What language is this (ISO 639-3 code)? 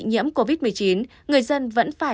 vie